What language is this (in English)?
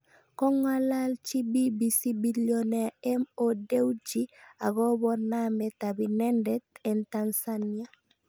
Kalenjin